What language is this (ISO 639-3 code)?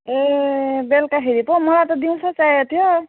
nep